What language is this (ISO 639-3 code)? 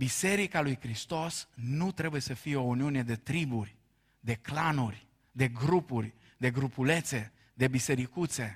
ron